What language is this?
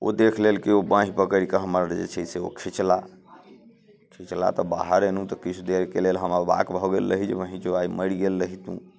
Maithili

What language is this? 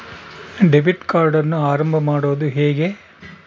Kannada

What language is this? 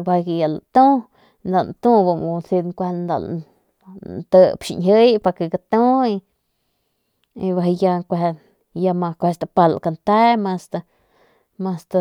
Northern Pame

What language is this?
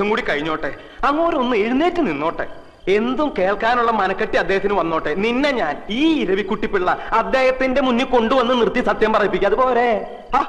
Hindi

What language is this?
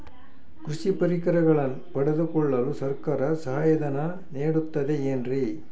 Kannada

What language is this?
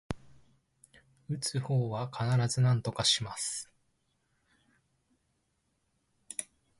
Japanese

